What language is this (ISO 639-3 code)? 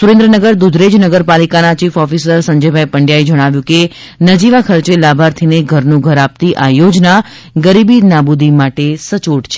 guj